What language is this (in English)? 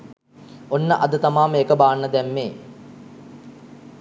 Sinhala